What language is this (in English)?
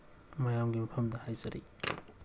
Manipuri